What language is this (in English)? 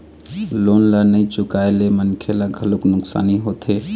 Chhattisgarhi